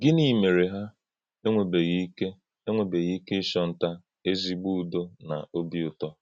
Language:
Igbo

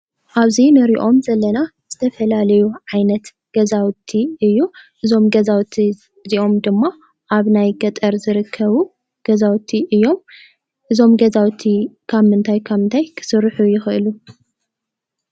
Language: Tigrinya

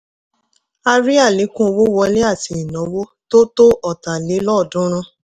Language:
Yoruba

